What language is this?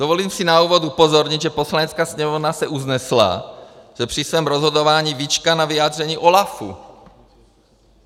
Czech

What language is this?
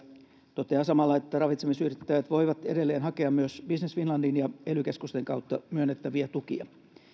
Finnish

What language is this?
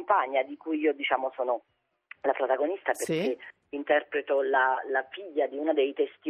Italian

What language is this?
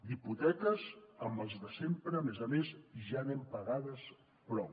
Catalan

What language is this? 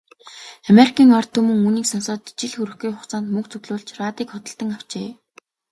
Mongolian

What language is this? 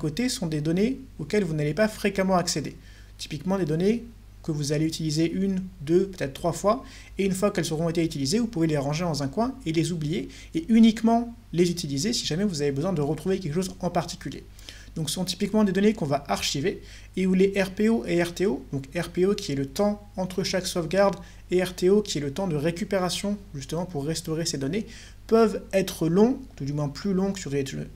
French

